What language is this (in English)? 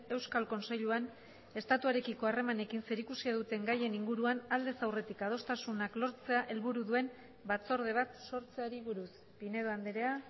Basque